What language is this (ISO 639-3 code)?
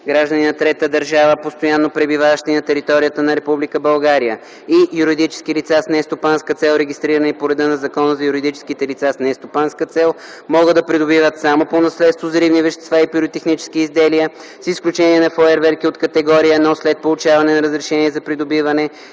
bul